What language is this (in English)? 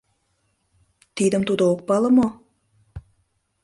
Mari